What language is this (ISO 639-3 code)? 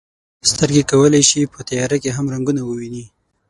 pus